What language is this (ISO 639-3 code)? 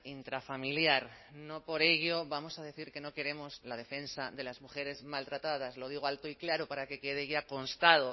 spa